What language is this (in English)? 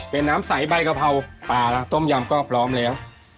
Thai